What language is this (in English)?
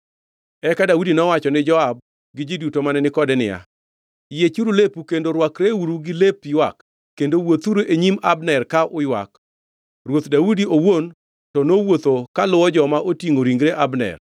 Luo (Kenya and Tanzania)